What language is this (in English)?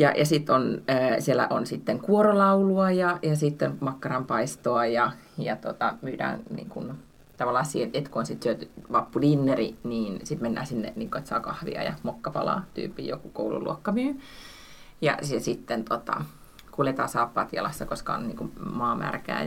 Finnish